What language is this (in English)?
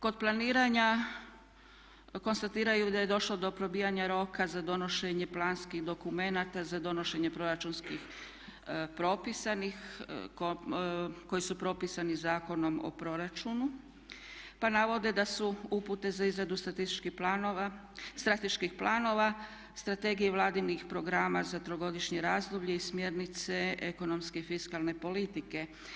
Croatian